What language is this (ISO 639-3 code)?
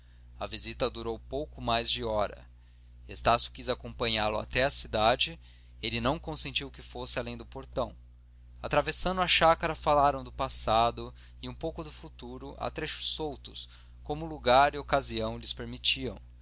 por